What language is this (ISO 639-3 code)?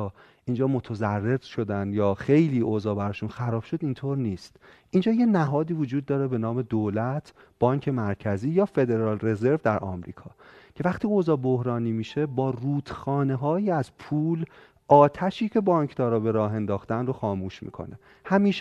fas